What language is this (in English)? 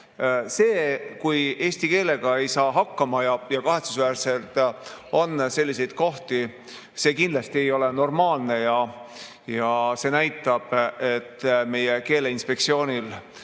Estonian